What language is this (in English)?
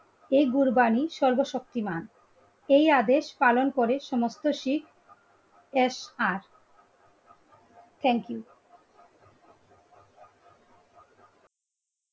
Bangla